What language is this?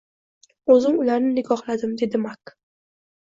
Uzbek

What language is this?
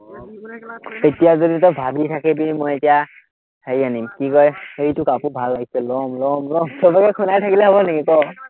Assamese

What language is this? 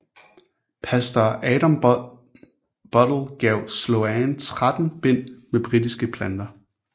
Danish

